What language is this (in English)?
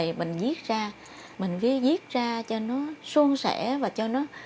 Vietnamese